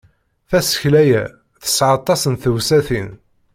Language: Kabyle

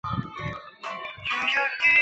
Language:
Chinese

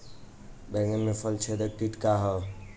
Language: Bhojpuri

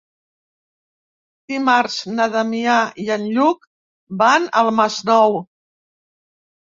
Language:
Catalan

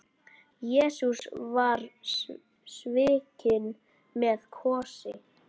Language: Icelandic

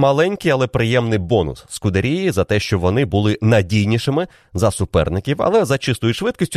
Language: Ukrainian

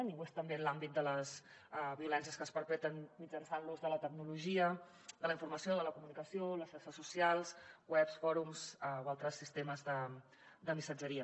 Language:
Catalan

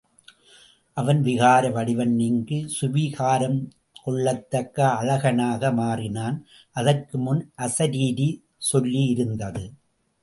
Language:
Tamil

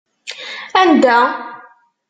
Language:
Kabyle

